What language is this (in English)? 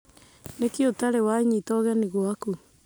Kikuyu